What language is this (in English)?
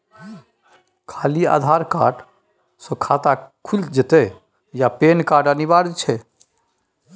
Maithili